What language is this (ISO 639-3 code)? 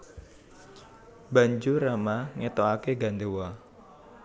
jav